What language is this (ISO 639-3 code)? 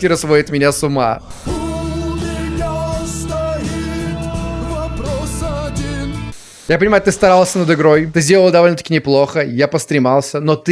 rus